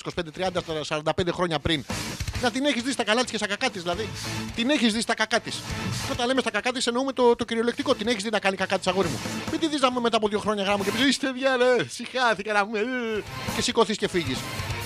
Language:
Greek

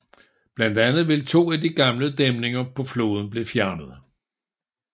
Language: Danish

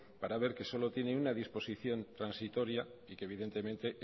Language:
Spanish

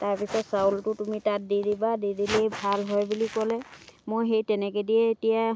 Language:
Assamese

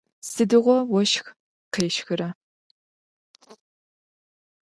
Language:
Adyghe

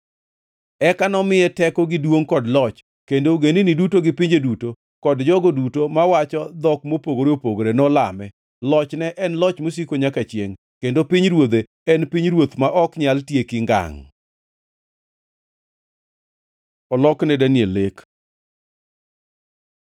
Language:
Luo (Kenya and Tanzania)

